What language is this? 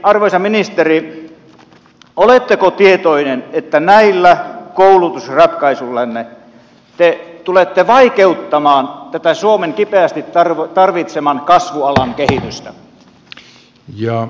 Finnish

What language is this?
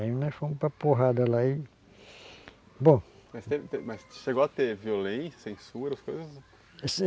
Portuguese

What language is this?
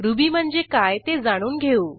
Marathi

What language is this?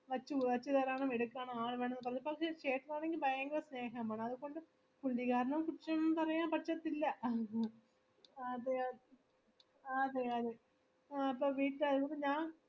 Malayalam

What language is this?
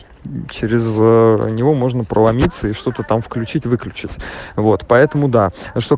Russian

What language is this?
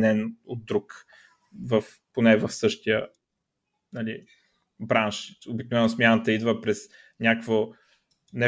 Bulgarian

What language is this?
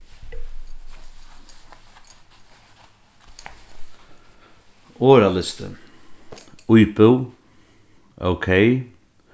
Faroese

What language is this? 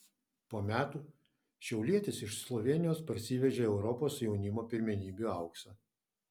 Lithuanian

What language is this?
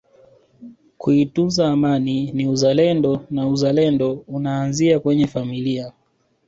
Swahili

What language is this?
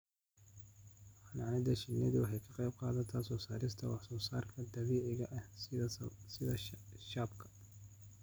Somali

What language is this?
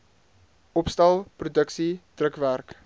Afrikaans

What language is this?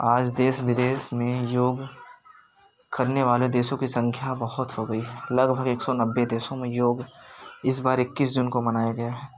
Hindi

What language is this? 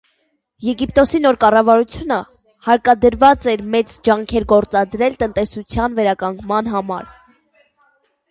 Armenian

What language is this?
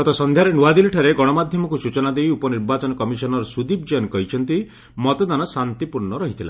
Odia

